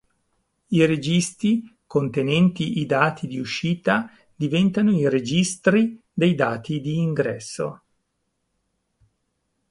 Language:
Italian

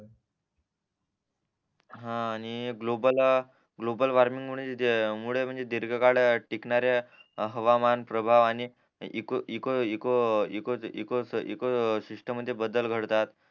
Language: Marathi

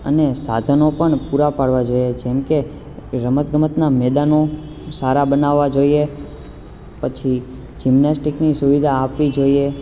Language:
Gujarati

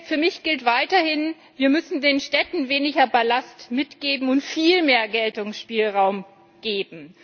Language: German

